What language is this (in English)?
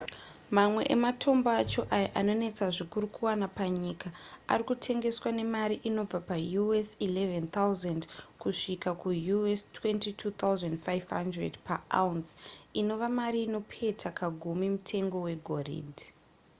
Shona